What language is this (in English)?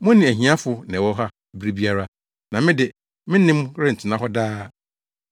Akan